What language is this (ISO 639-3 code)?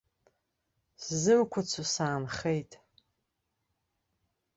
abk